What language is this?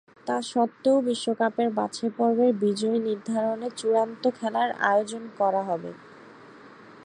Bangla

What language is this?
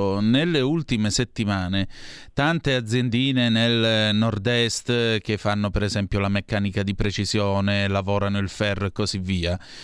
Italian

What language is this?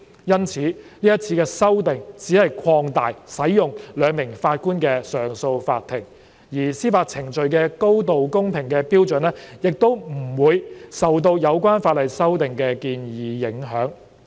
Cantonese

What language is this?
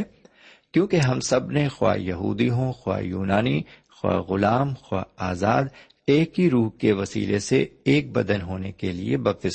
Urdu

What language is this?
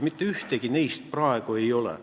Estonian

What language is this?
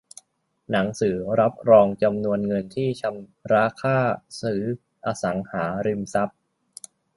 Thai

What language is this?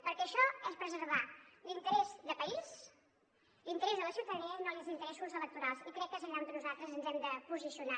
Catalan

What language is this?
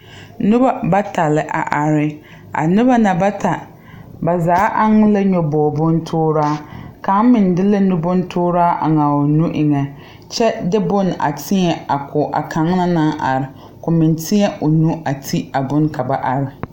Southern Dagaare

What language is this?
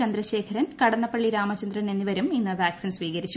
Malayalam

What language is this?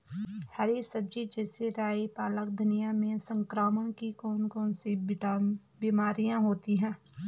Hindi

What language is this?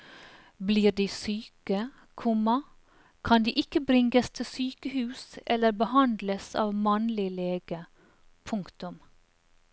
Norwegian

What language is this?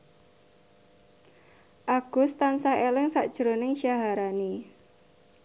Javanese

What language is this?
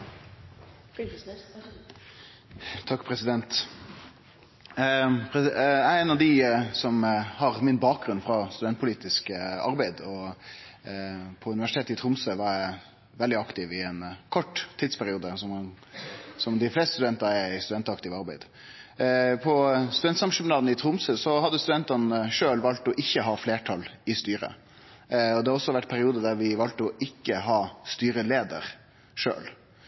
Norwegian Nynorsk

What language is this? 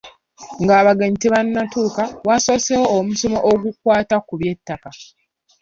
Ganda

